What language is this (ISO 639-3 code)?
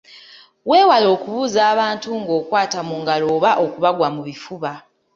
lug